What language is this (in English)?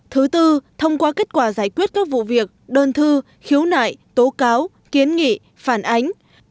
Vietnamese